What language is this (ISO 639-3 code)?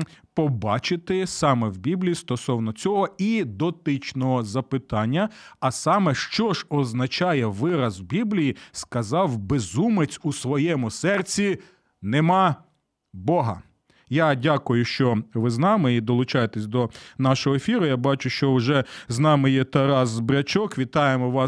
ukr